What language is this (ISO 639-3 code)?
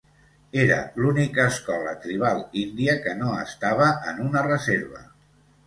cat